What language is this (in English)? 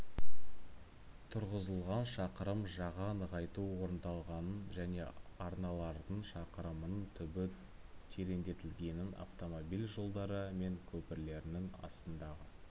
Kazakh